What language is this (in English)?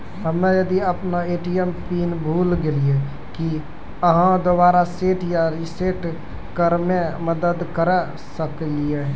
Maithili